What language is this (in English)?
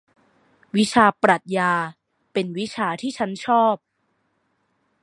Thai